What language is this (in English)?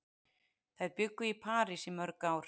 Icelandic